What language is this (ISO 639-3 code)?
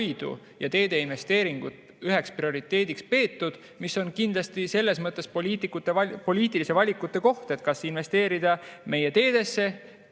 est